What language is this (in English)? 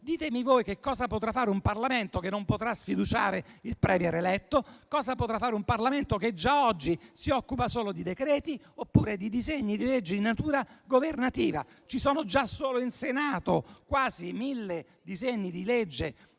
Italian